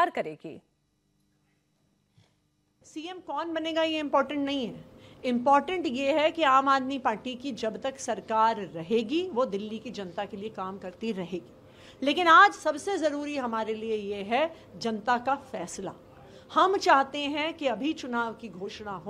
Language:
Hindi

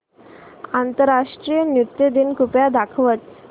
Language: Marathi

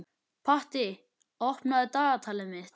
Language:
Icelandic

